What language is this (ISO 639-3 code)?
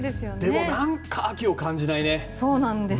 jpn